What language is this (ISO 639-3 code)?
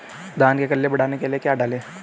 hin